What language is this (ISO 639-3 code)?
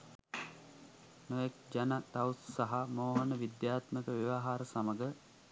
sin